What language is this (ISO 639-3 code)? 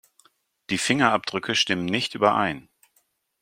deu